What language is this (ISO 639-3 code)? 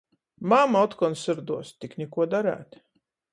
ltg